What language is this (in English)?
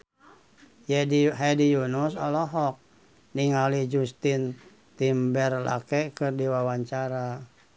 Sundanese